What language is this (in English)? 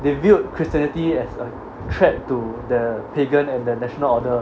English